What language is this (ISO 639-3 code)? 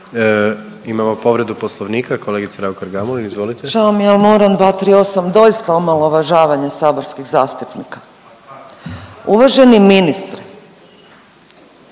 hrv